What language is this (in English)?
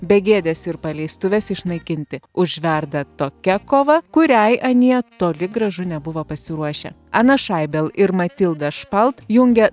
Lithuanian